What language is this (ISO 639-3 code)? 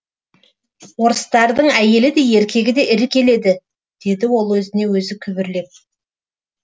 kaz